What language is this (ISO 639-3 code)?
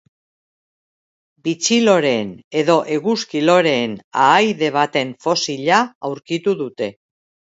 eus